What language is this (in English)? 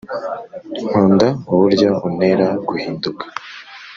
Kinyarwanda